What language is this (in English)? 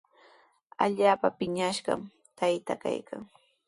Sihuas Ancash Quechua